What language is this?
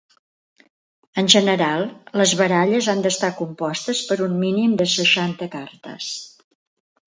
Catalan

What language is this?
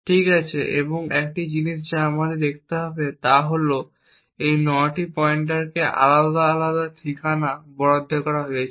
Bangla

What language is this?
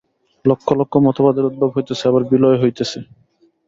Bangla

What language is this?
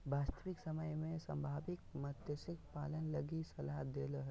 Magahi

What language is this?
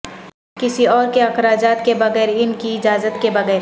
Urdu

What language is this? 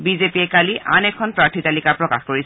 Assamese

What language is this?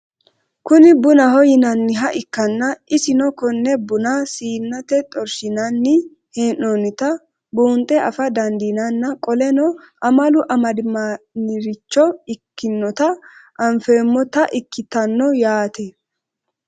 Sidamo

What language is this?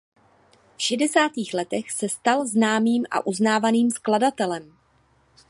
Czech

